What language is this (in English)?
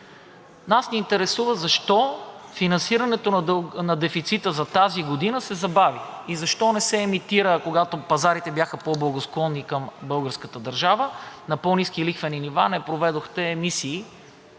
Bulgarian